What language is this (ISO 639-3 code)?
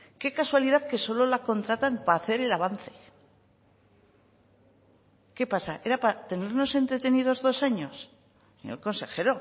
spa